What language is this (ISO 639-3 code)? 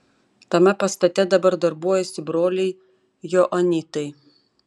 lit